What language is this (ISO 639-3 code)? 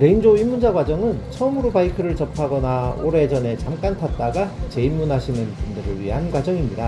kor